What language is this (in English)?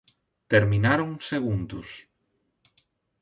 Galician